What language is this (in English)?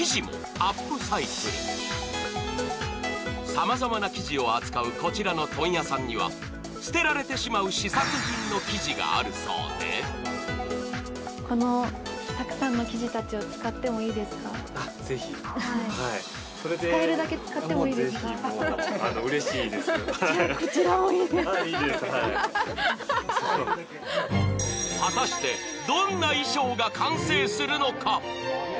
Japanese